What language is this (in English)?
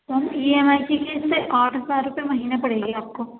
Urdu